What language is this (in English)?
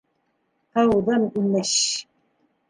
Bashkir